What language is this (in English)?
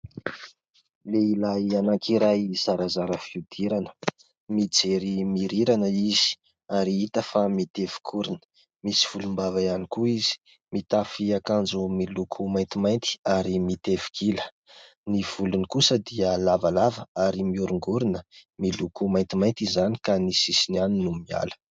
Malagasy